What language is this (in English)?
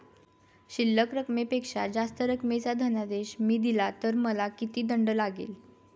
Marathi